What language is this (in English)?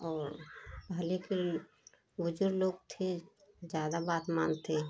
Hindi